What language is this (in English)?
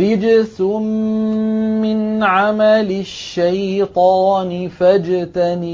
Arabic